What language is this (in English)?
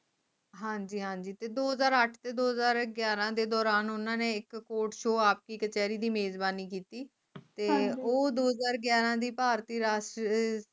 Punjabi